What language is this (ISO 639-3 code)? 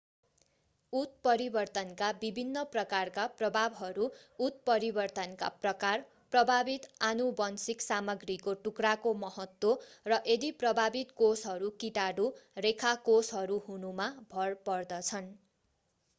nep